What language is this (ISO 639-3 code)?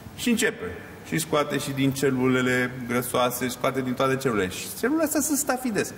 ron